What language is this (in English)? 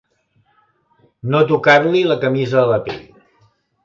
Catalan